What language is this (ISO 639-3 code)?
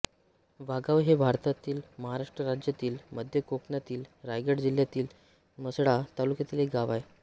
mar